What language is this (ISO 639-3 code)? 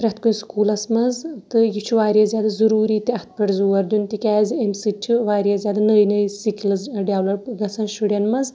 kas